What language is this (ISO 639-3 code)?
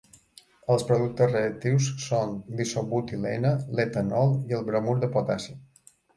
cat